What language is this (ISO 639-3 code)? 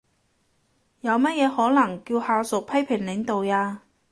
yue